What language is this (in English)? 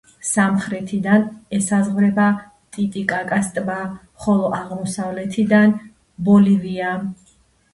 Georgian